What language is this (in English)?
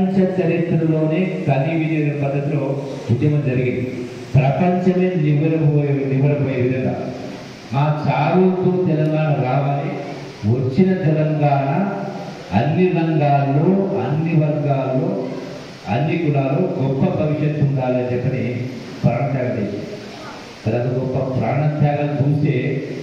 Telugu